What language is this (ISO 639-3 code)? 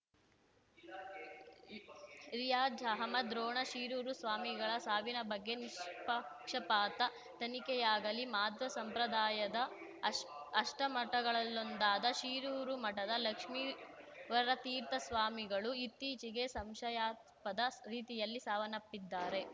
kan